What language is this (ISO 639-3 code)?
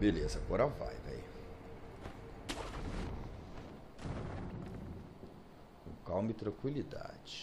por